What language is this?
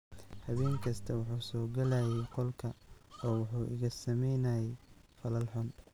Somali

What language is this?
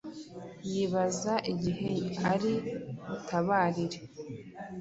Kinyarwanda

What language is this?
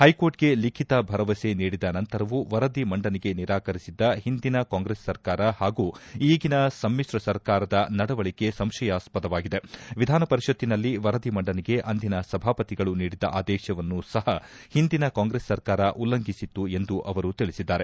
Kannada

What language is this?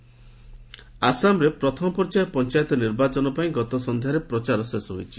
Odia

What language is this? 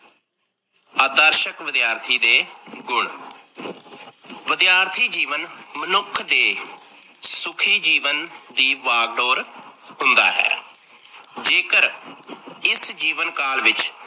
Punjabi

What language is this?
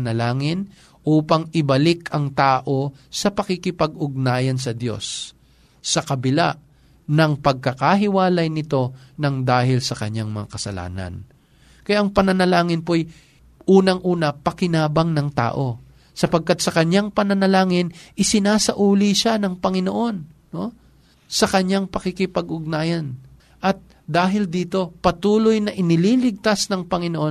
Filipino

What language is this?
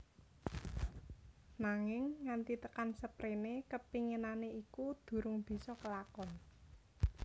Javanese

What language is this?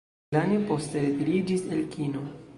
Esperanto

